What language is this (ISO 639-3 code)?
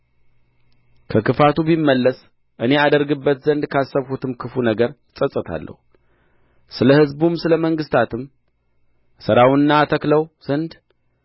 amh